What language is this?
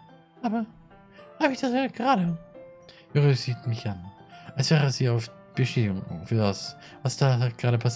German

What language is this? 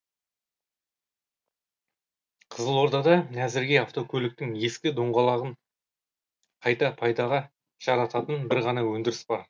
Kazakh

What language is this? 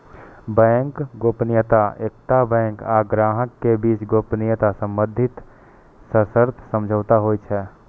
Maithili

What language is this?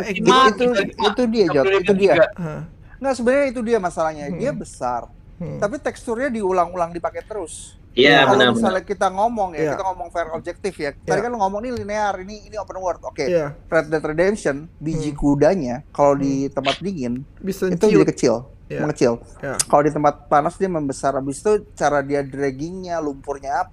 Indonesian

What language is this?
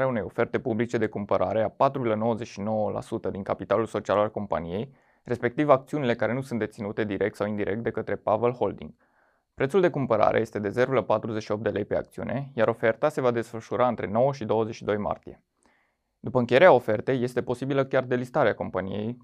Romanian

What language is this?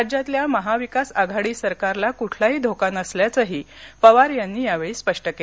Marathi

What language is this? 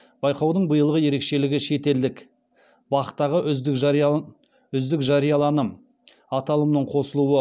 Kazakh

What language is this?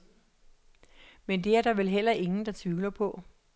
Danish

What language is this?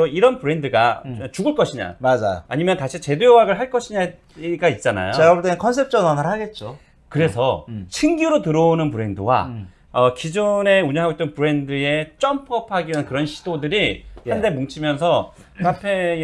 Korean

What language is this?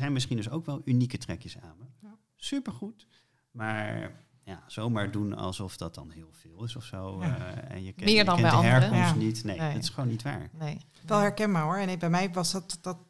Dutch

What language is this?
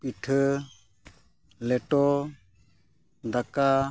Santali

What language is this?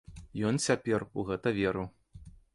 Belarusian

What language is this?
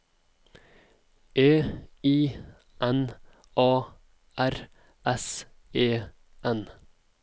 Norwegian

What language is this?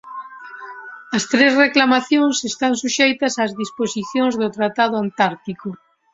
Galician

